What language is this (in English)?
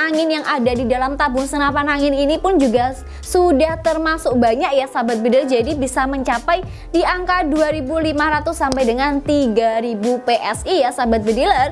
Indonesian